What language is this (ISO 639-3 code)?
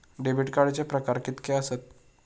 mar